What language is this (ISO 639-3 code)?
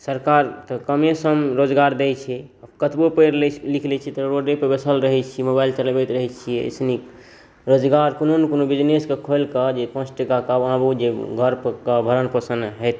mai